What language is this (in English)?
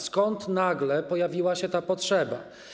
Polish